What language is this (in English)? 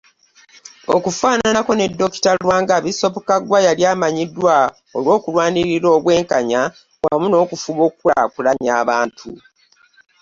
Ganda